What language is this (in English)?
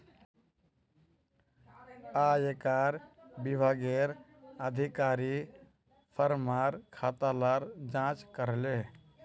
Magahi